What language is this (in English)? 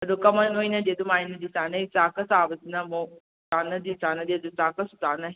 Manipuri